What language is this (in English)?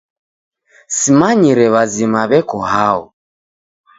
Taita